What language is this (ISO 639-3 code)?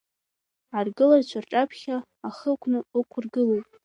abk